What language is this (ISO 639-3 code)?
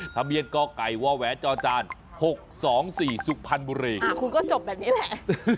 tha